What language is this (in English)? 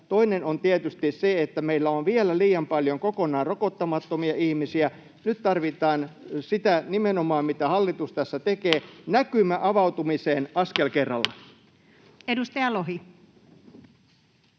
Finnish